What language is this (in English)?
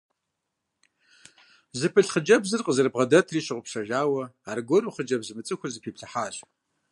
Kabardian